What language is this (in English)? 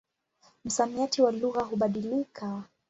Swahili